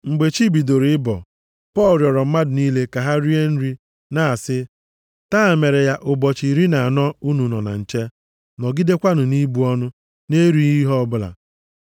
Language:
Igbo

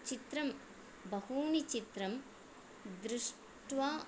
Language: Sanskrit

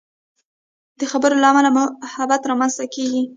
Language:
Pashto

